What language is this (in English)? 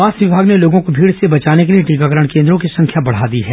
Hindi